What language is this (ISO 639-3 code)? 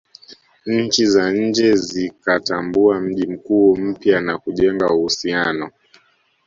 swa